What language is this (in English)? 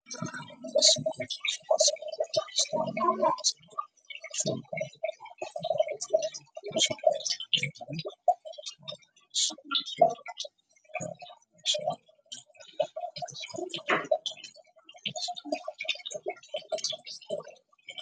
Somali